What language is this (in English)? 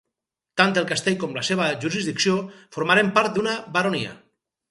Catalan